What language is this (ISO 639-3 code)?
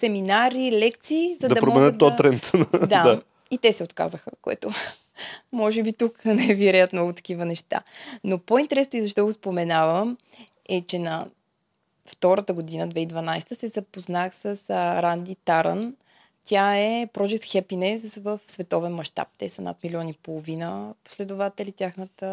bul